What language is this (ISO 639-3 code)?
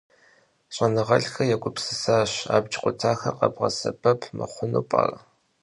kbd